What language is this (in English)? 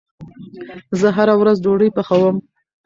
Pashto